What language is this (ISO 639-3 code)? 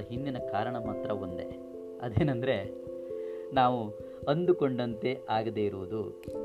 kan